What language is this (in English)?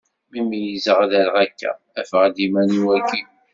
Kabyle